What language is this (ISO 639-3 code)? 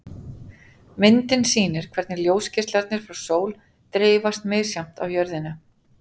isl